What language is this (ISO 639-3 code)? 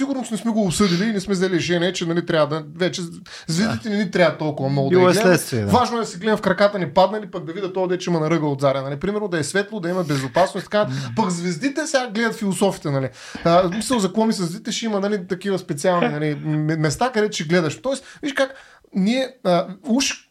bul